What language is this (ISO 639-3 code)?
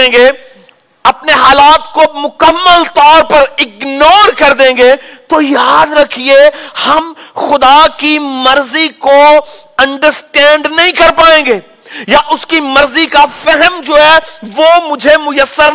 urd